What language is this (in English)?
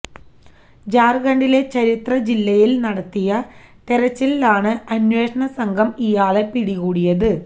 Malayalam